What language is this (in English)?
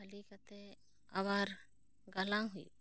Santali